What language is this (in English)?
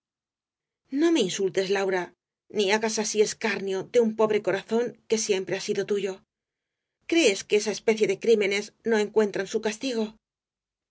Spanish